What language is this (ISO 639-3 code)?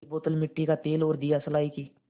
hin